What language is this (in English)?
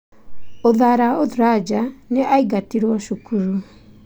Kikuyu